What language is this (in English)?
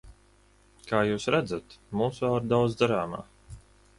Latvian